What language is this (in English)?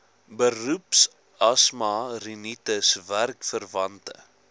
Afrikaans